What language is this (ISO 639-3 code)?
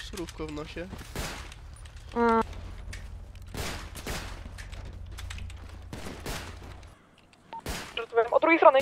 pol